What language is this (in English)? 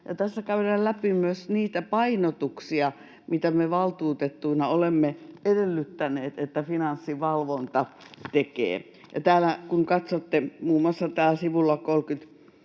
Finnish